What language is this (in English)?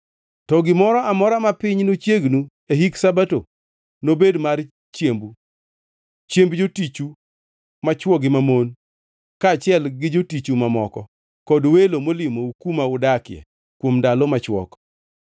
Luo (Kenya and Tanzania)